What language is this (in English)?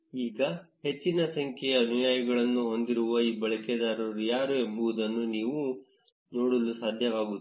Kannada